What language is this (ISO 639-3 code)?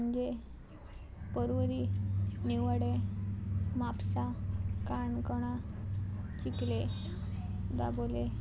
kok